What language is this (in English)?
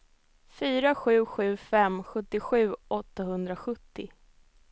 Swedish